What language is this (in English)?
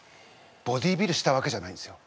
Japanese